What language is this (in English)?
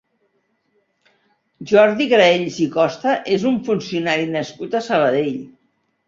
Catalan